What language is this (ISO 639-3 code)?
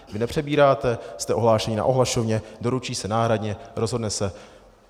ces